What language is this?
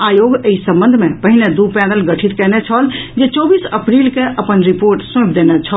Maithili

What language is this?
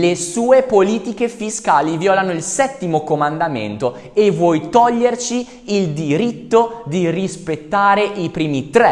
Italian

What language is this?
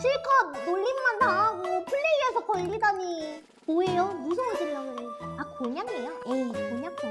Korean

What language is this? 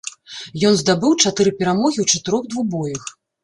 Belarusian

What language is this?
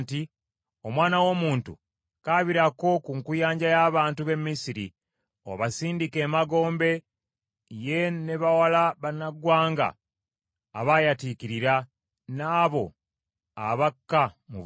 Ganda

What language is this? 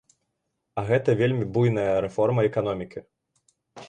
Belarusian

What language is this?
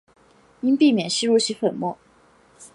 Chinese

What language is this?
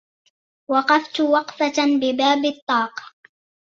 Arabic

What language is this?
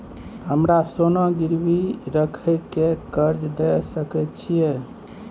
Maithili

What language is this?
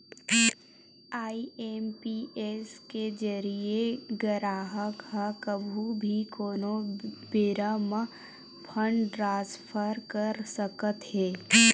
Chhattisgarhi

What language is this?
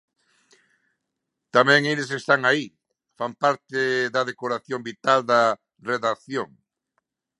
Galician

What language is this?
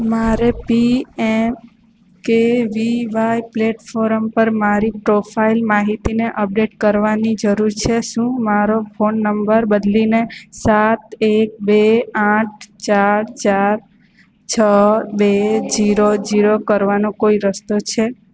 Gujarati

